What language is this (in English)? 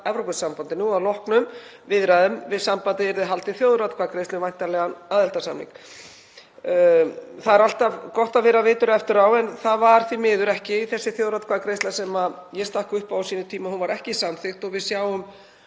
Icelandic